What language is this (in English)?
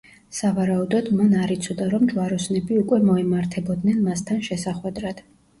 Georgian